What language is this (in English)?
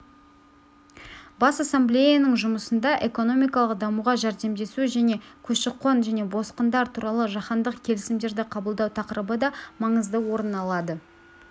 Kazakh